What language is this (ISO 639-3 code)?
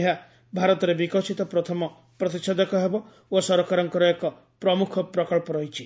ori